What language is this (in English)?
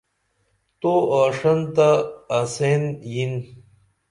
Dameli